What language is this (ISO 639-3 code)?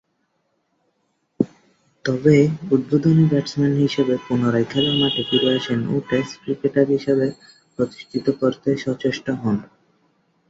ben